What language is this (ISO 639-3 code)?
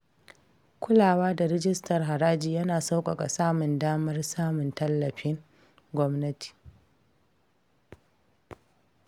hau